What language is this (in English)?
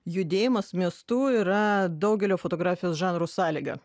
Lithuanian